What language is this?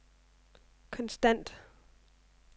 Danish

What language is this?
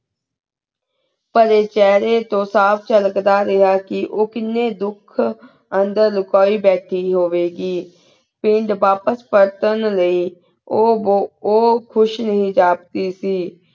Punjabi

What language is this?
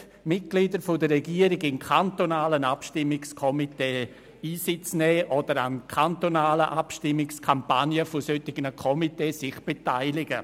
Swiss German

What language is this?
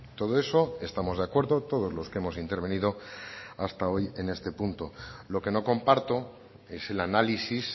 Spanish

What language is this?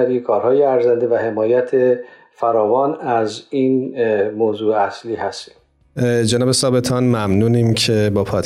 Persian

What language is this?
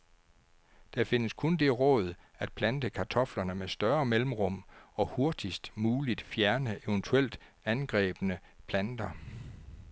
Danish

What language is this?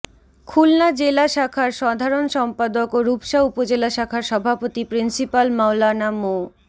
Bangla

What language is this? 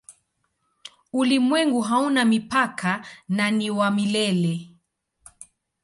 Swahili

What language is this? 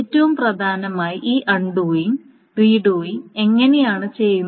Malayalam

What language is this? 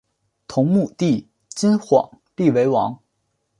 Chinese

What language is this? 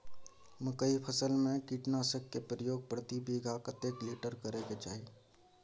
Maithili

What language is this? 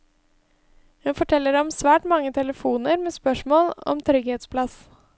Norwegian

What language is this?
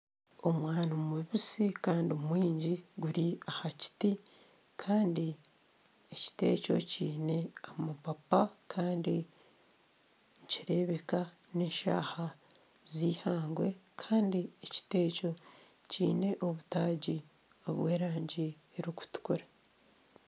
Nyankole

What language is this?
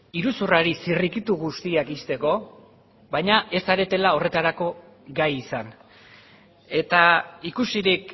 Basque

